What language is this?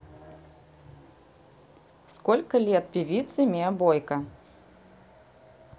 Russian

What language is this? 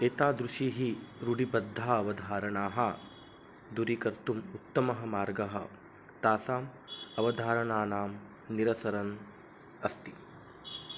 Sanskrit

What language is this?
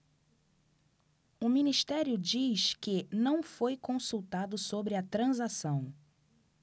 Portuguese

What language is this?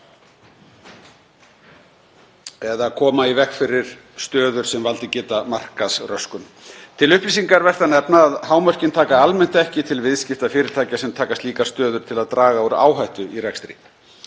Icelandic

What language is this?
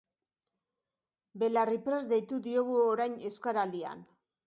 Basque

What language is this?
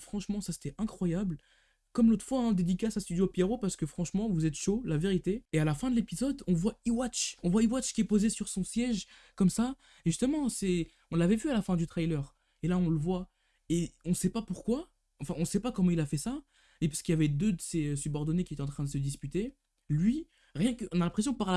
French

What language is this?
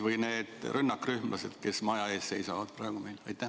Estonian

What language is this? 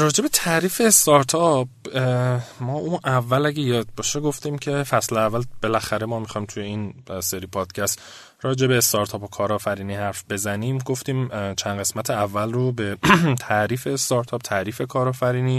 Persian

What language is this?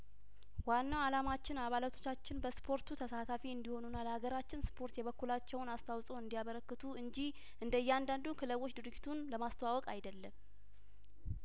Amharic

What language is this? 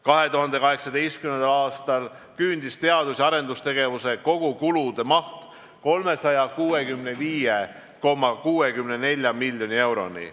Estonian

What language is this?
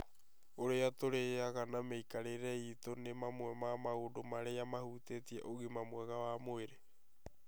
Kikuyu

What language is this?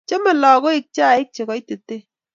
Kalenjin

